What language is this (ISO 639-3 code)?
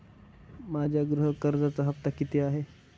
mar